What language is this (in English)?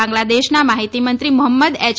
Gujarati